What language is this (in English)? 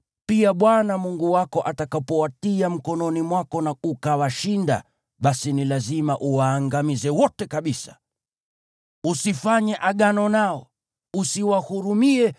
Swahili